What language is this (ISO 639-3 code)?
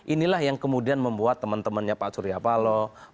ind